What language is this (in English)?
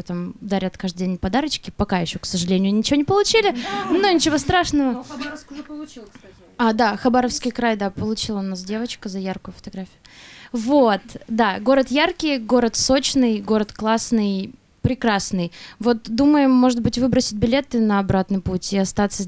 Russian